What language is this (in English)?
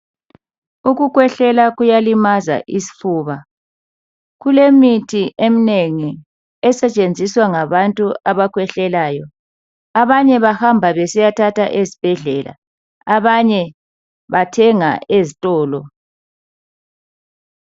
North Ndebele